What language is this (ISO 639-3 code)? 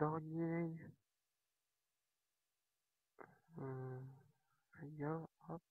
pol